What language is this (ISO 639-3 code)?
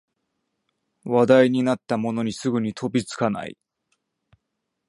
jpn